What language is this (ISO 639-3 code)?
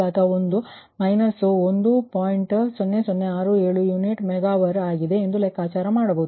kan